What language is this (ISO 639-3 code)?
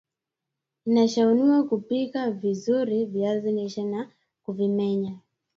swa